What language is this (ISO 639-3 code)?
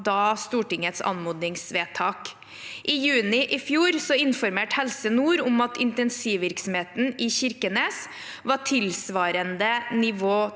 nor